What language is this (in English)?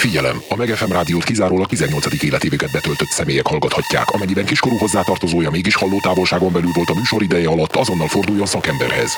Hungarian